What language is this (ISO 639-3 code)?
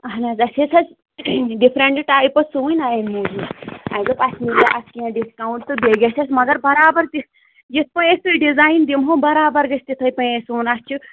kas